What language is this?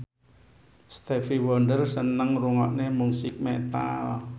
Javanese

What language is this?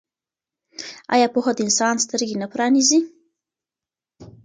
Pashto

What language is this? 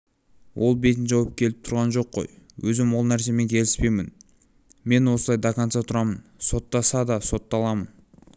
Kazakh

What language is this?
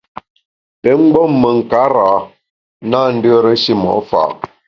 Bamun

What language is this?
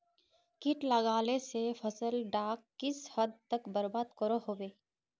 Magahi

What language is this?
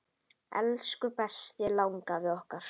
Icelandic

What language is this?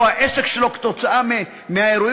Hebrew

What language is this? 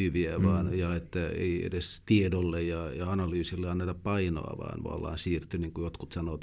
Finnish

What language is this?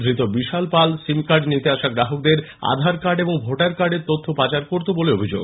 Bangla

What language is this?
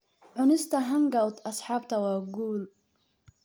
Somali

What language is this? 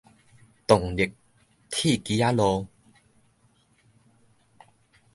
Min Nan Chinese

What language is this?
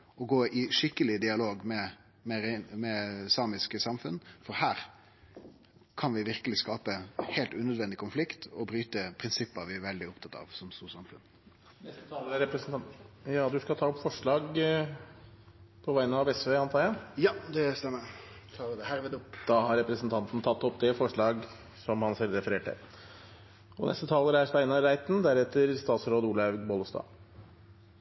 Norwegian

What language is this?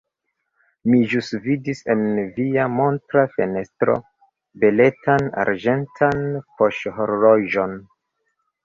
Esperanto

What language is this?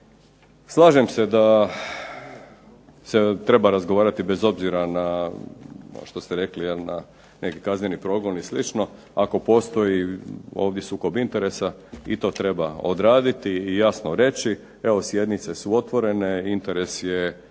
Croatian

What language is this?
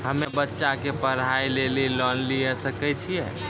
Maithili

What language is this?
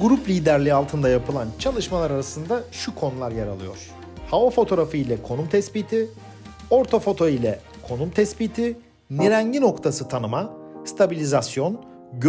Turkish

